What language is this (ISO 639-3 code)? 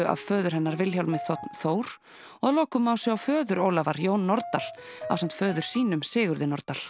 isl